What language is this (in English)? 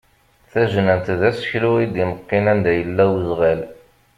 Kabyle